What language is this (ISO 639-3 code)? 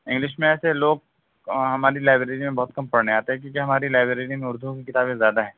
urd